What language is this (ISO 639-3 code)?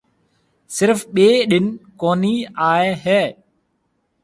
mve